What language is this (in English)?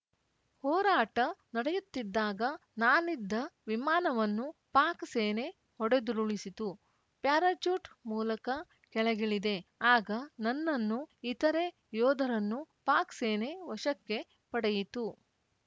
Kannada